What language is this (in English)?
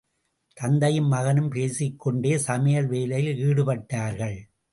Tamil